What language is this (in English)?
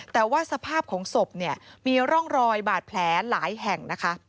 Thai